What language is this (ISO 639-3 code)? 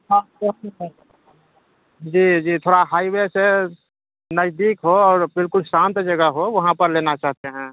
urd